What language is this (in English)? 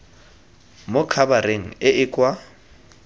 Tswana